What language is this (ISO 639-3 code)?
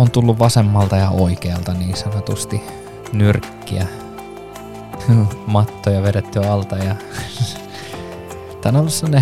fin